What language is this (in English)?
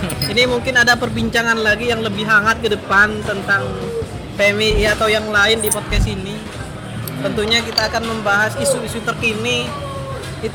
Indonesian